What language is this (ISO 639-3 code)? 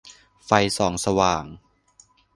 tha